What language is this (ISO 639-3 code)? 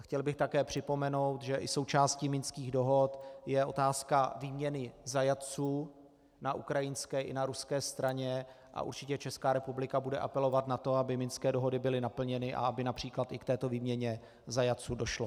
ces